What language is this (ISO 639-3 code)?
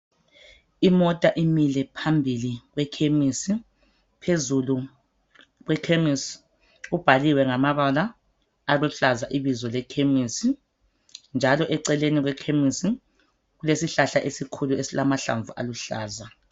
nde